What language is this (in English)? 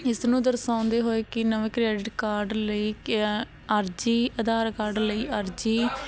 Punjabi